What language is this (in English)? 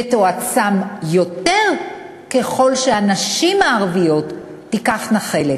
Hebrew